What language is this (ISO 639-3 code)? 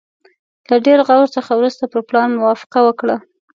pus